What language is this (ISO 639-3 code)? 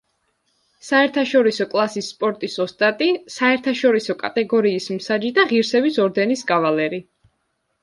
kat